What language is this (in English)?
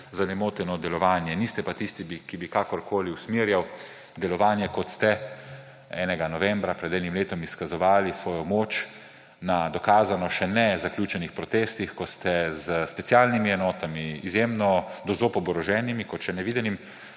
Slovenian